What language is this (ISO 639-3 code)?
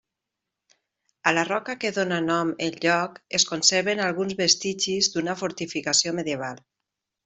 cat